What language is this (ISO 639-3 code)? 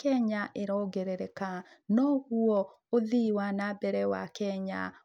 kik